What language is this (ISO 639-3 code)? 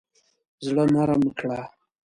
pus